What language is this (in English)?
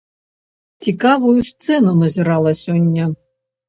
Belarusian